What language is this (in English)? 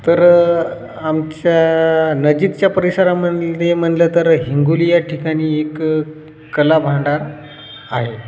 Marathi